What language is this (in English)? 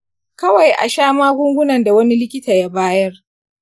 Hausa